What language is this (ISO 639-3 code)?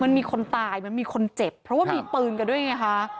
tha